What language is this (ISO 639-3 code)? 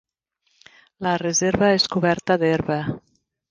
cat